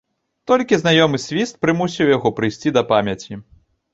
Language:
Belarusian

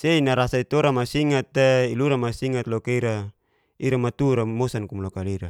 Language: Geser-Gorom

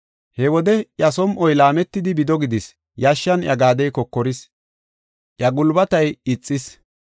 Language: Gofa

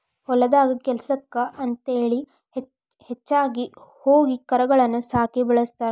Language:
Kannada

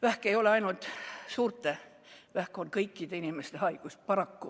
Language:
Estonian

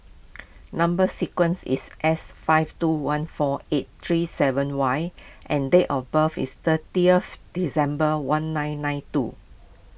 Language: English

